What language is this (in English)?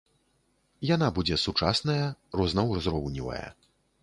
Belarusian